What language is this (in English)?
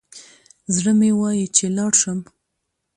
Pashto